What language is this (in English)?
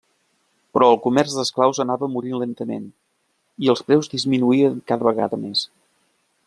Catalan